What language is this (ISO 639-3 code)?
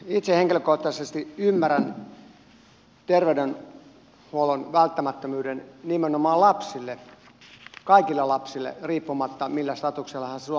fin